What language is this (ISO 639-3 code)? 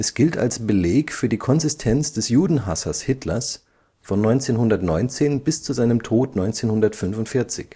deu